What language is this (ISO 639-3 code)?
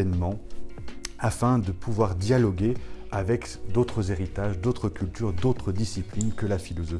fra